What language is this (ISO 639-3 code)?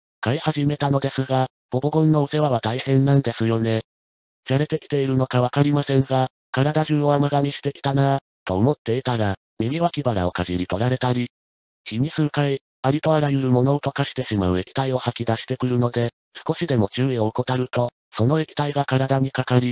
jpn